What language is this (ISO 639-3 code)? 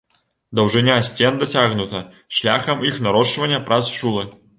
bel